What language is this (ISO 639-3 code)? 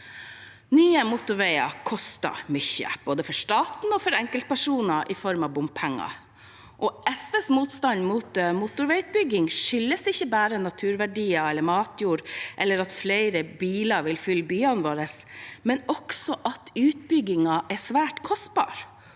nor